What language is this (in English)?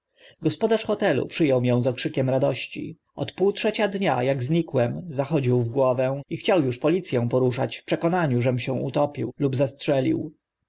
Polish